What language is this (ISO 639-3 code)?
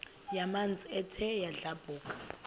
xho